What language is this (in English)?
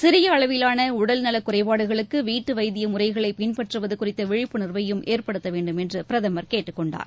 Tamil